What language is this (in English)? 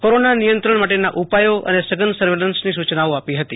Gujarati